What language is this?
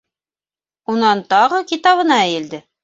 Bashkir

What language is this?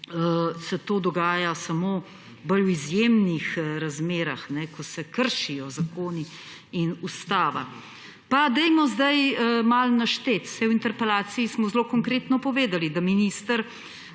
Slovenian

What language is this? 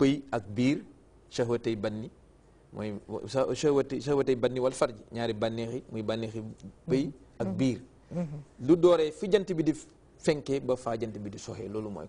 Indonesian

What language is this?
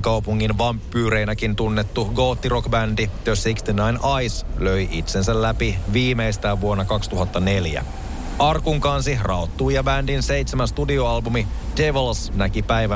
Finnish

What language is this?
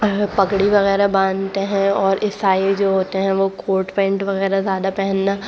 Urdu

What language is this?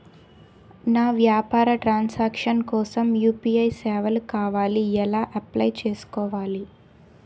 Telugu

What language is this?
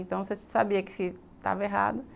Portuguese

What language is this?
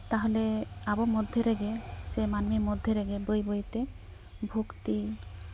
Santali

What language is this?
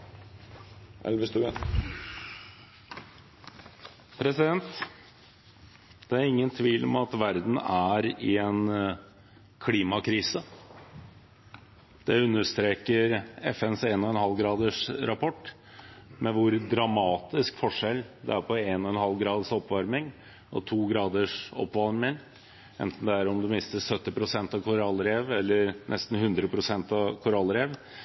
Norwegian Bokmål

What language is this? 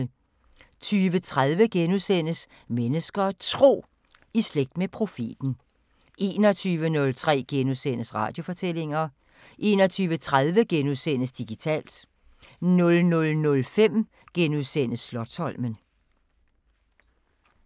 Danish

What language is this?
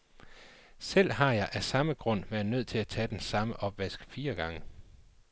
Danish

